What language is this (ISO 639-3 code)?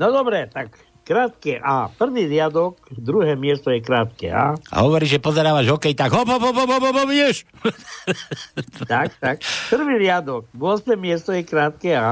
slk